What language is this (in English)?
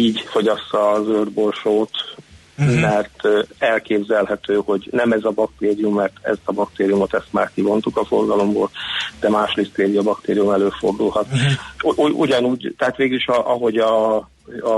Hungarian